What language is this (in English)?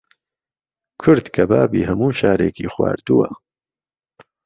Central Kurdish